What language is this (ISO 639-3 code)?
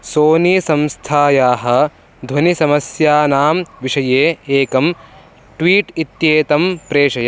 san